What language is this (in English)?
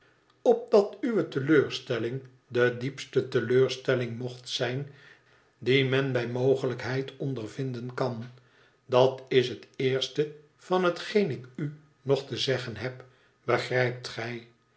Dutch